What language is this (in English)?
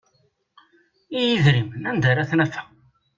Kabyle